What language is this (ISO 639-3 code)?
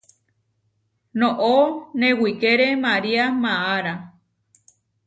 var